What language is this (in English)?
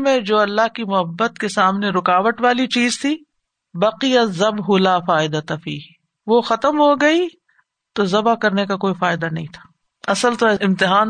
Urdu